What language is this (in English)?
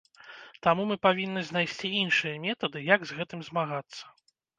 Belarusian